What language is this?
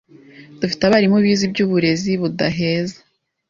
Kinyarwanda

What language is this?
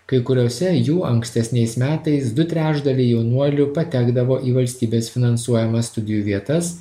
Lithuanian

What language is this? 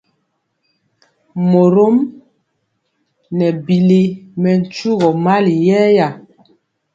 Mpiemo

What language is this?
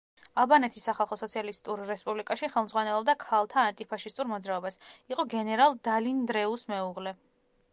Georgian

